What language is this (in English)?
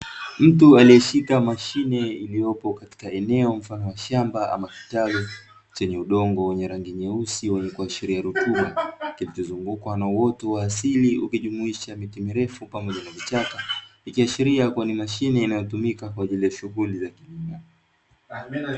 Swahili